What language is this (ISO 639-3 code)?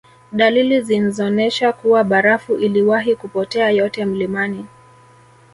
swa